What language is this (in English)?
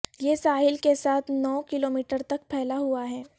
Urdu